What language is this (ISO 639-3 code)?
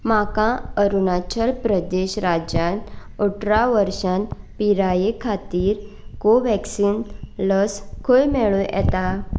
kok